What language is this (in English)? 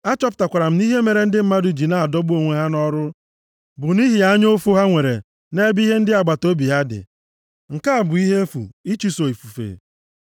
Igbo